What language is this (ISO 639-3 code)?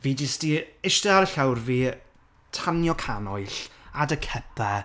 cym